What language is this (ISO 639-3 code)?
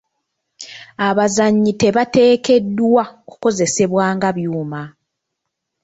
lug